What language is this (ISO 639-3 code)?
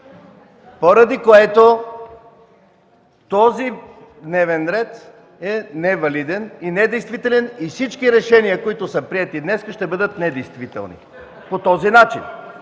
bul